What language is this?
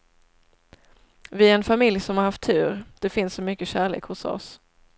Swedish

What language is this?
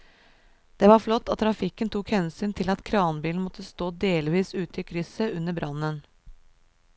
Norwegian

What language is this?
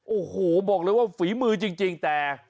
Thai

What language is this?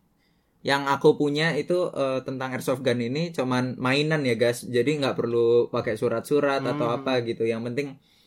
Indonesian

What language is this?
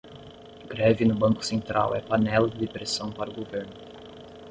Portuguese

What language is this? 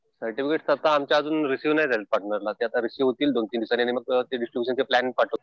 Marathi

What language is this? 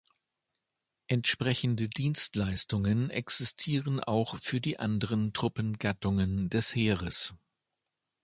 German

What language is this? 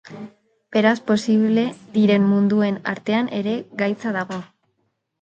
Basque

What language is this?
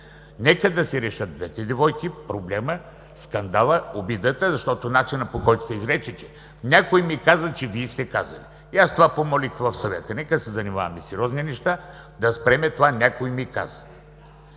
Bulgarian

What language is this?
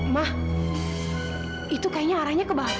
Indonesian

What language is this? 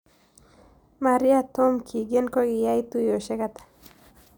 Kalenjin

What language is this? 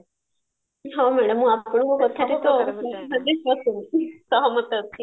Odia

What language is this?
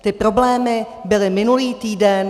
Czech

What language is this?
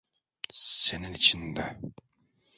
Turkish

